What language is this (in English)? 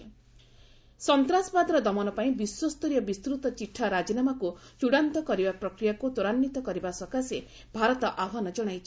Odia